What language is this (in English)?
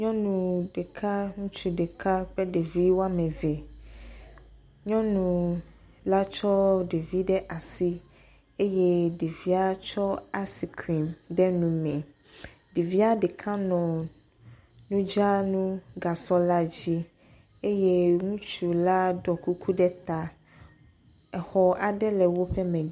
Ewe